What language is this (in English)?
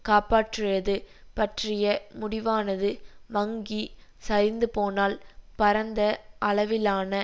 Tamil